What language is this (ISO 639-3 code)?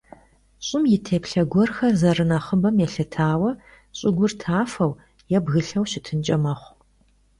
kbd